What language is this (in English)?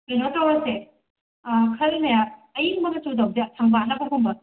Manipuri